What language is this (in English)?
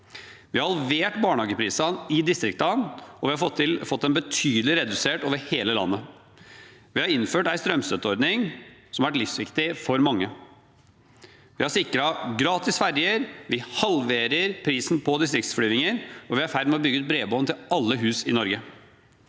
Norwegian